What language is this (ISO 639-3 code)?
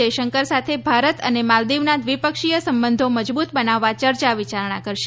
guj